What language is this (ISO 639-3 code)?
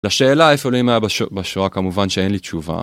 heb